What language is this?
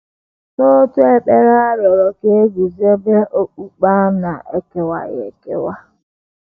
Igbo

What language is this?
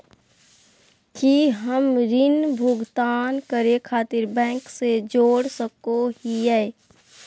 Magahi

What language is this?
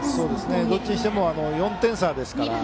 Japanese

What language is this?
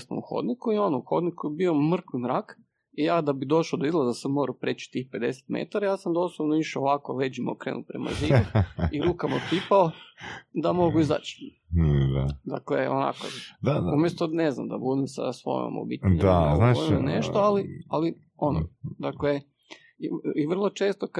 Croatian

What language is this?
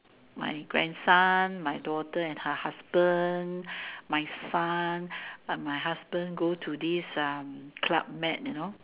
English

